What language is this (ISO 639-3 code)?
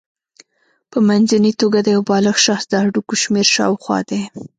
pus